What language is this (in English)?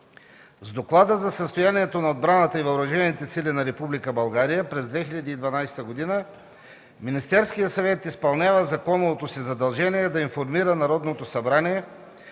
Bulgarian